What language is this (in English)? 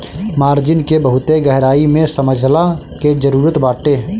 Bhojpuri